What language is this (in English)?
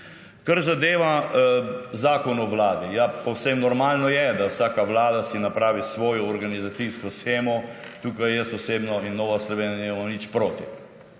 Slovenian